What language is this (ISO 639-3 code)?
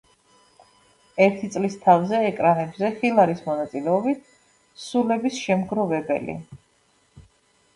kat